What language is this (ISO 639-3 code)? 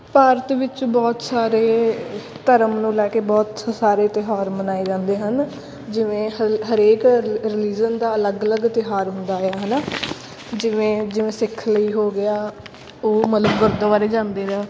pan